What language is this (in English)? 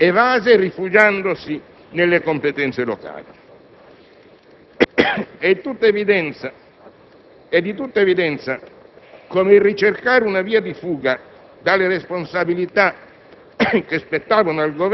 Italian